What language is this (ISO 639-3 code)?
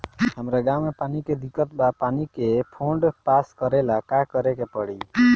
bho